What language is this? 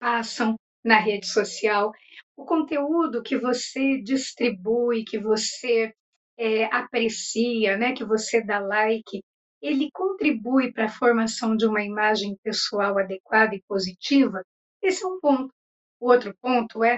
Portuguese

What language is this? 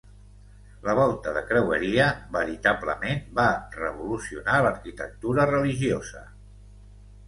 Catalan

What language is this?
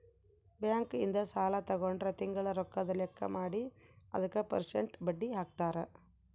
Kannada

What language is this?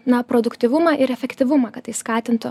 Lithuanian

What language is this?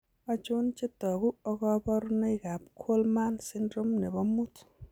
Kalenjin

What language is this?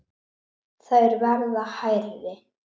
Icelandic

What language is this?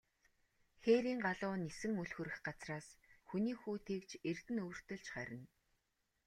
Mongolian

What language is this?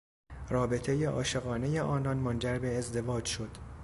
Persian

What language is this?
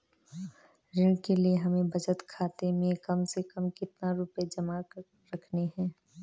Hindi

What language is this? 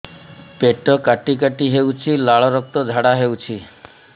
Odia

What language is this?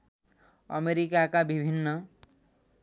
Nepali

